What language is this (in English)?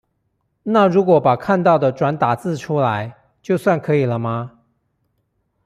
Chinese